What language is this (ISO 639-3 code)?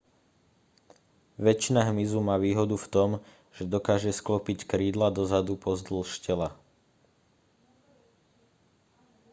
slk